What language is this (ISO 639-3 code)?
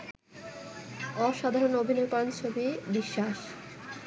ben